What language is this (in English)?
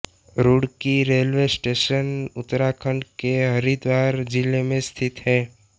Hindi